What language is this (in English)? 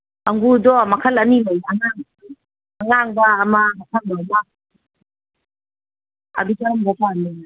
Manipuri